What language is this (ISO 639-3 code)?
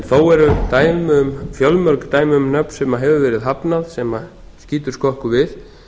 isl